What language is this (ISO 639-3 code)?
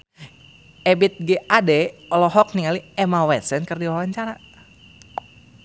sun